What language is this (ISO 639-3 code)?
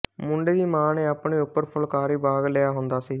pan